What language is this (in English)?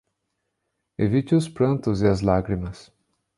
Portuguese